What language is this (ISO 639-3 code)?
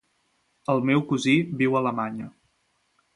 cat